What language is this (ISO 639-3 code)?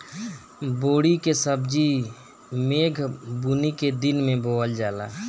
bho